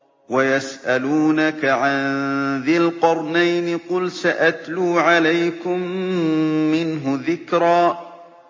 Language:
Arabic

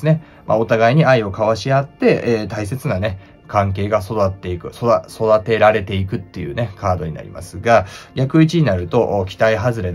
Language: Japanese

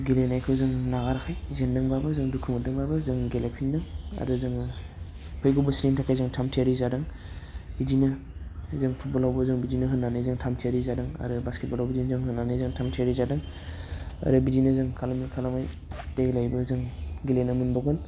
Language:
Bodo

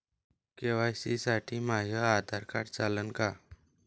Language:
Marathi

